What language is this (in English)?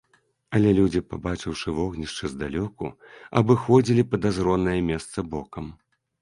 Belarusian